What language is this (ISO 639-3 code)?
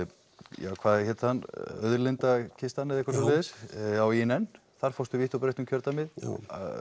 isl